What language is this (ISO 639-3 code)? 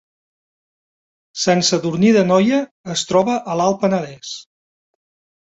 cat